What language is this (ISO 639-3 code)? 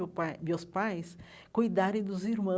por